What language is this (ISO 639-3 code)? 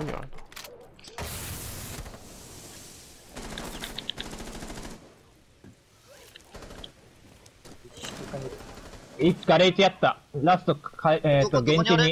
jpn